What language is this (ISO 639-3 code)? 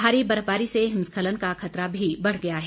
hin